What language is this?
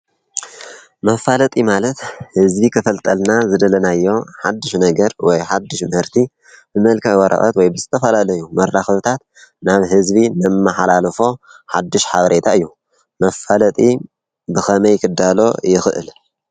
Tigrinya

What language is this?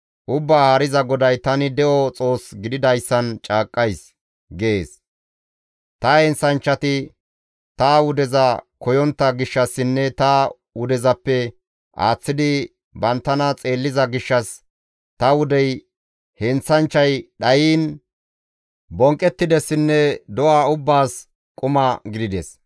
Gamo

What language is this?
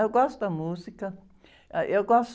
Portuguese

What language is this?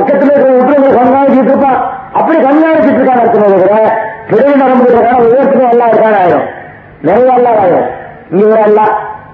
Tamil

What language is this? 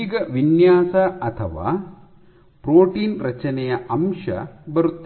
Kannada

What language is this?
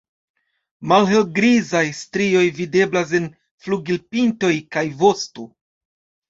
Esperanto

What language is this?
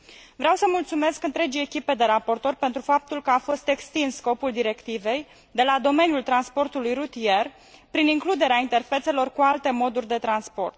Romanian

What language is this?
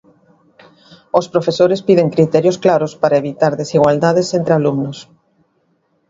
Galician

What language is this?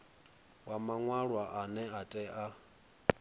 Venda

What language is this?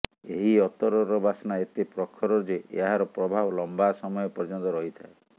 Odia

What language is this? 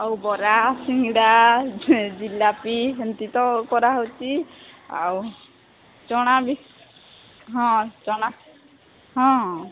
Odia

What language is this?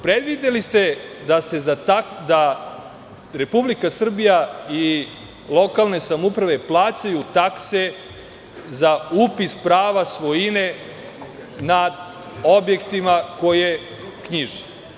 Serbian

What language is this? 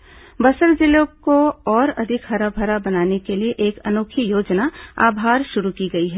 Hindi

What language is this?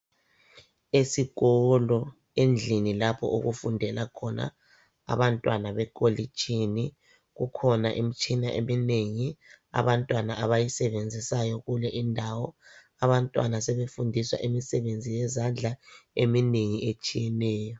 North Ndebele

